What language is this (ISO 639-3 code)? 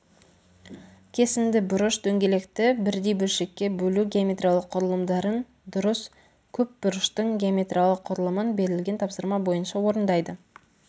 kaz